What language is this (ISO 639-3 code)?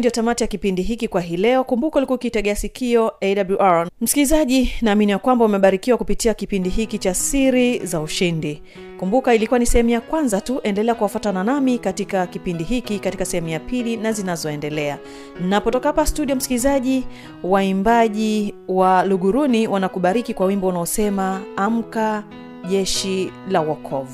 swa